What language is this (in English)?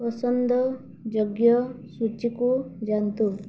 Odia